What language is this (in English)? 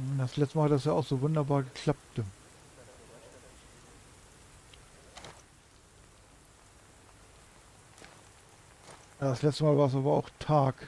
German